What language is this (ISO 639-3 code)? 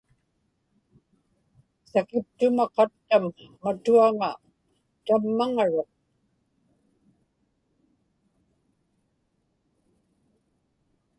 ipk